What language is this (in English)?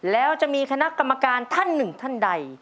Thai